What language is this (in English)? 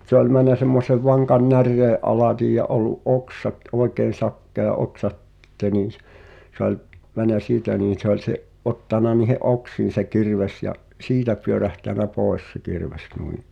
Finnish